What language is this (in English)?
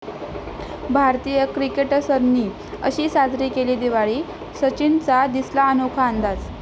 Marathi